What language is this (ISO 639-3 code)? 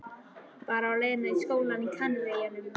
isl